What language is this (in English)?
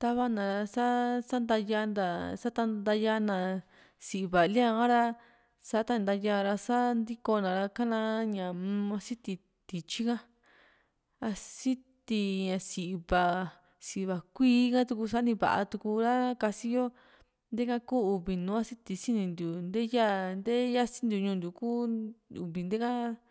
Juxtlahuaca Mixtec